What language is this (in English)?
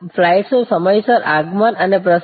Gujarati